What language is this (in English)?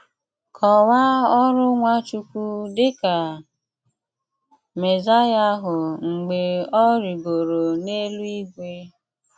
Igbo